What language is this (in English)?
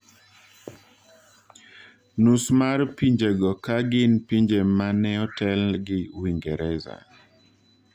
Luo (Kenya and Tanzania)